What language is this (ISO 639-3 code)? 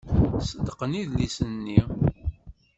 kab